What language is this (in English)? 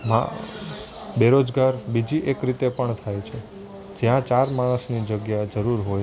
Gujarati